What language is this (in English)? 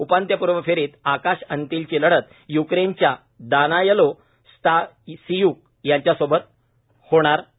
Marathi